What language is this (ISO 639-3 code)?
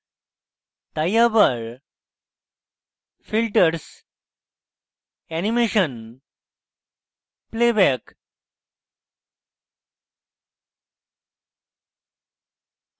ben